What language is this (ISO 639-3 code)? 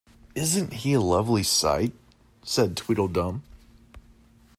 eng